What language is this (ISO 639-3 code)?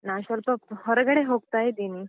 kan